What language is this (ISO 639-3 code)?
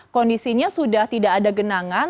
ind